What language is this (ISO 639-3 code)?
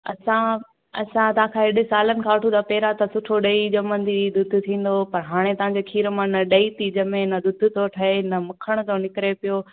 snd